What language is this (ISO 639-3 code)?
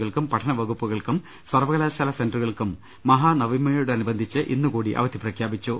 mal